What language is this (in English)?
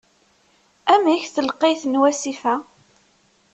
Kabyle